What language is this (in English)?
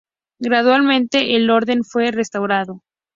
Spanish